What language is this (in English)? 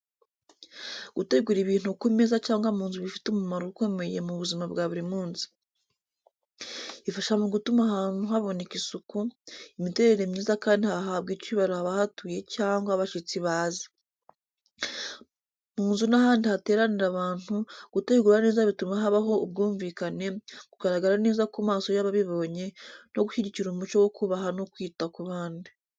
Kinyarwanda